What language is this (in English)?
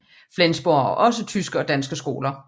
Danish